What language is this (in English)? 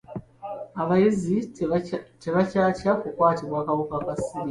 Ganda